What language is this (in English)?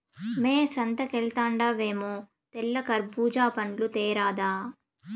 Telugu